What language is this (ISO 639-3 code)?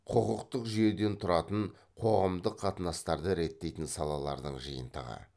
kaz